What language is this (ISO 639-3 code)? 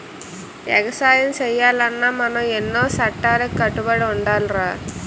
tel